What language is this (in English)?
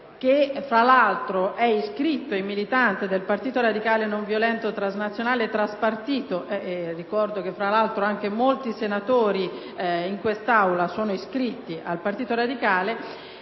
Italian